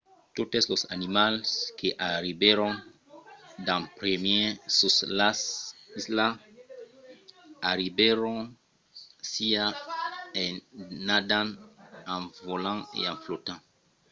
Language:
Occitan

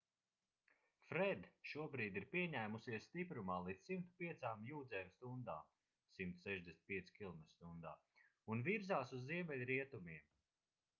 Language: Latvian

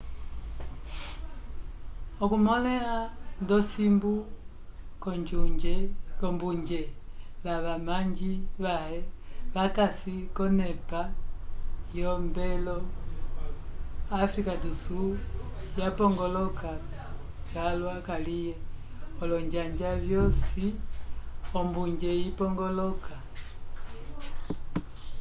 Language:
Umbundu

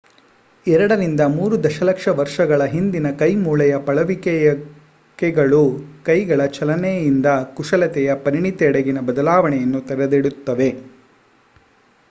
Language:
Kannada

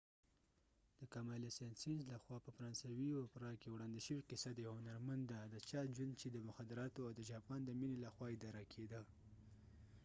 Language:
Pashto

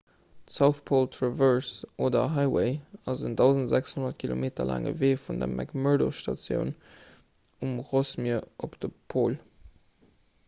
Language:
Luxembourgish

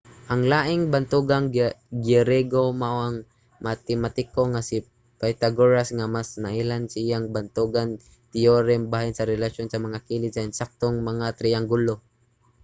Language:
Cebuano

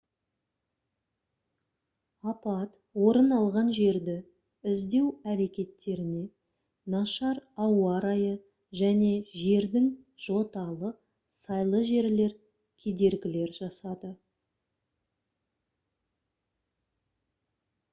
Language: Kazakh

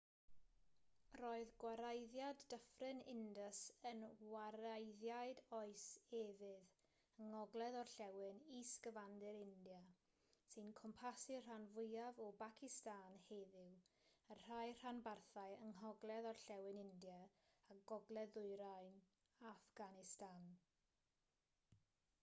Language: Welsh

